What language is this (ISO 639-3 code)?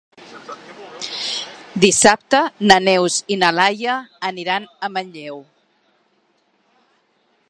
cat